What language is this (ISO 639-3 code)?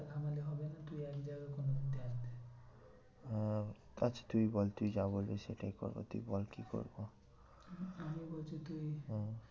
ben